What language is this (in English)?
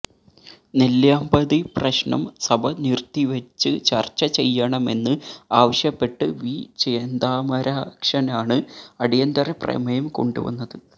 Malayalam